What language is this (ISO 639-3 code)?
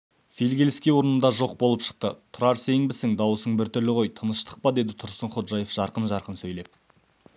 kaz